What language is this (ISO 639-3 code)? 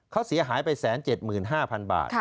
tha